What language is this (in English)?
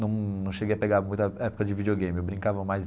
Portuguese